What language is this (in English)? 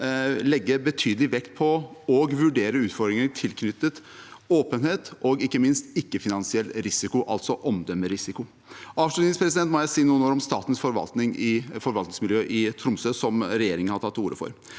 Norwegian